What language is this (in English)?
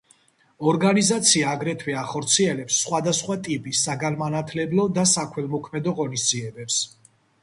Georgian